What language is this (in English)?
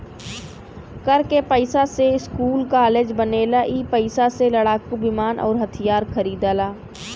Bhojpuri